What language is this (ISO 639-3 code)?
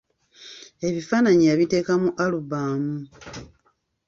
lug